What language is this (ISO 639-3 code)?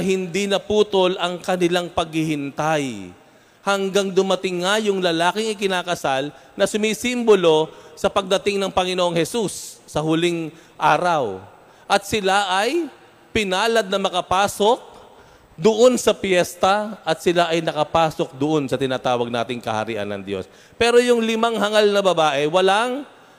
fil